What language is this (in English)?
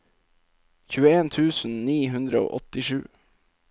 Norwegian